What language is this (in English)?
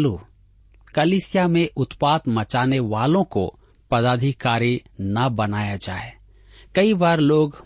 Hindi